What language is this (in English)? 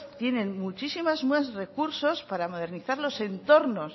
Spanish